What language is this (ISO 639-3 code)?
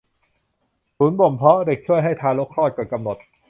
tha